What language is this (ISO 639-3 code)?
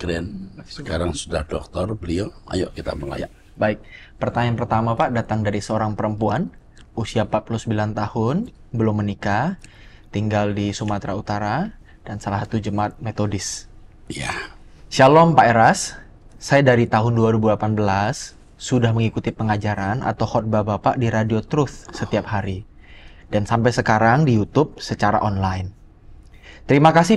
ind